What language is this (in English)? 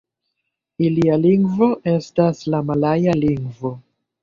Esperanto